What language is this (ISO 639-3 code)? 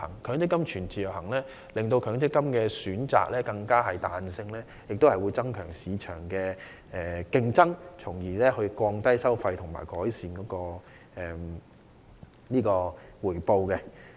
yue